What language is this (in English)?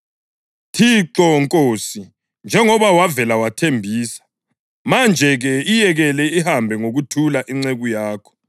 North Ndebele